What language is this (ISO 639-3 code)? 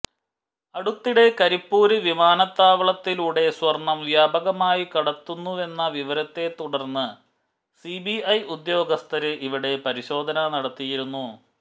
mal